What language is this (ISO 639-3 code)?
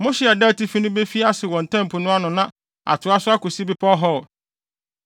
aka